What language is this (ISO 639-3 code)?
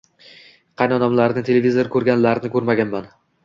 uzb